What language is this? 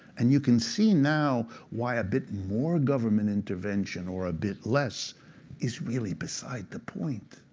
English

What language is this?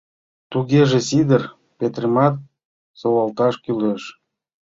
Mari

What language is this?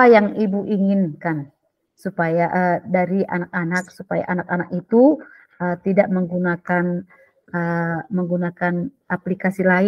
Indonesian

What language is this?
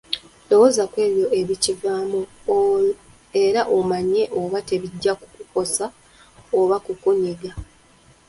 Ganda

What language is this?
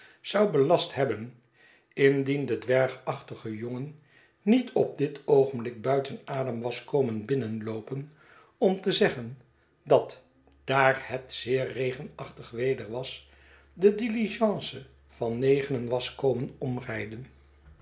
Dutch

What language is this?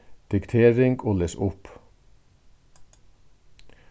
Faroese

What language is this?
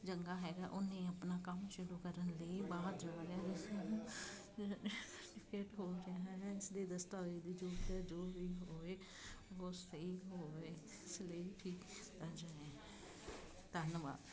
Punjabi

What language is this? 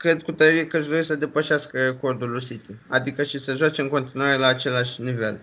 Romanian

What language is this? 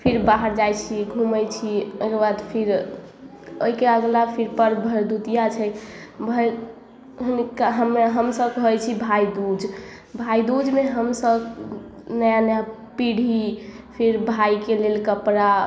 Maithili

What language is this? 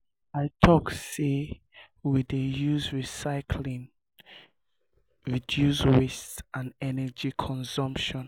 Nigerian Pidgin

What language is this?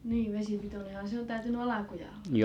Finnish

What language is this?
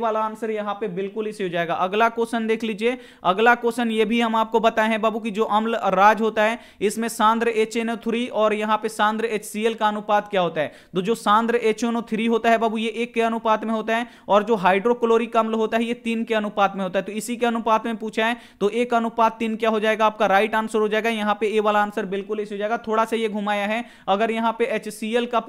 Hindi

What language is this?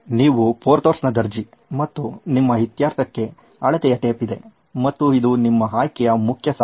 Kannada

